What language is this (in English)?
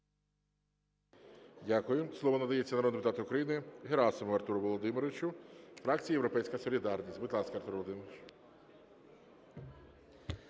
Ukrainian